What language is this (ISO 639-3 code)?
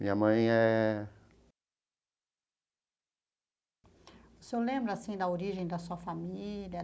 por